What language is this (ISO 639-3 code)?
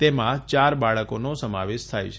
guj